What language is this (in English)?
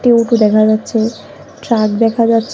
Bangla